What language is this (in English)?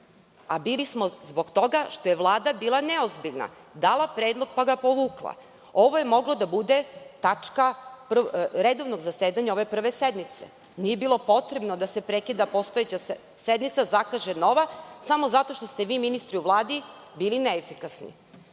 Serbian